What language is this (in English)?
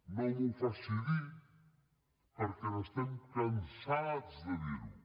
Catalan